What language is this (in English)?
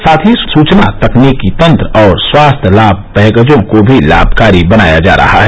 Hindi